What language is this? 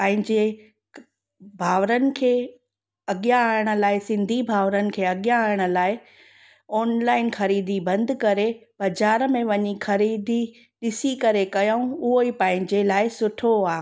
Sindhi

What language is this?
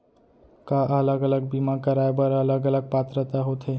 Chhattisgarhi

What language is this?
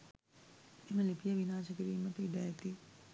Sinhala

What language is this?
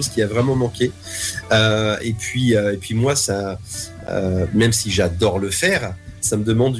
French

